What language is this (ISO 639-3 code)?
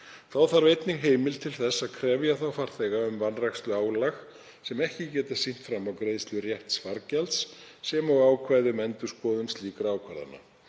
isl